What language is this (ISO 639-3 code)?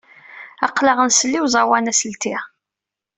kab